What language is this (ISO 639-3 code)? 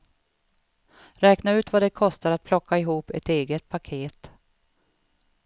swe